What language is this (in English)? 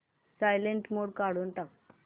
Marathi